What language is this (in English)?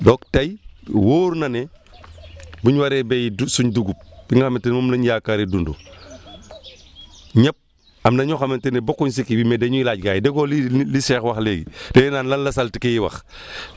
Wolof